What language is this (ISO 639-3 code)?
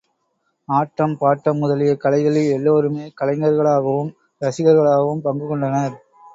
tam